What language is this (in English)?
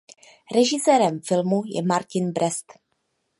Czech